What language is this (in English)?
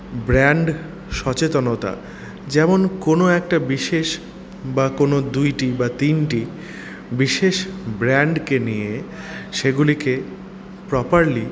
Bangla